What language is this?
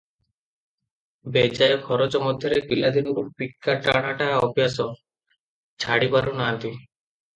Odia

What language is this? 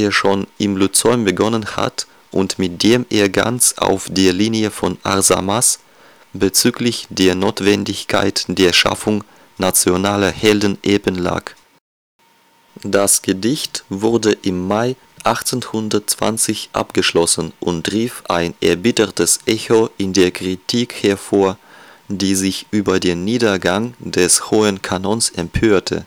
German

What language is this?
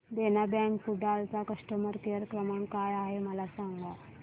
Marathi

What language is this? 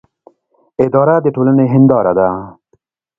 Pashto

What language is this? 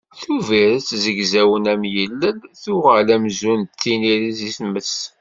Kabyle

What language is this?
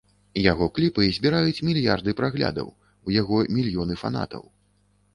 Belarusian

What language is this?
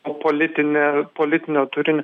Lithuanian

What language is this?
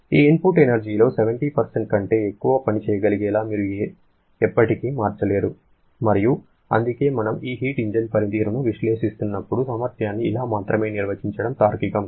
Telugu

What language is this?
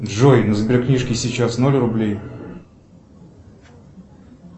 Russian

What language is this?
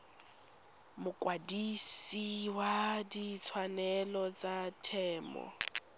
Tswana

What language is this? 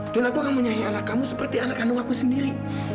Indonesian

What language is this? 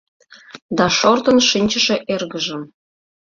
Mari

